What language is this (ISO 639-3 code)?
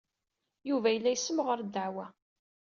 kab